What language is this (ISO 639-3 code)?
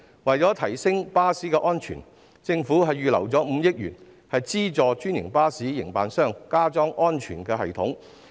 yue